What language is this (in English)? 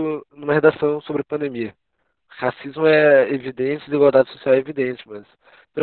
Portuguese